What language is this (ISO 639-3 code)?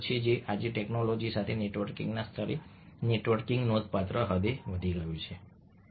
guj